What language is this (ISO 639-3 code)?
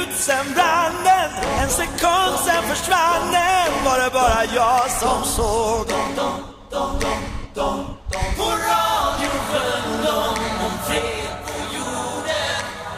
swe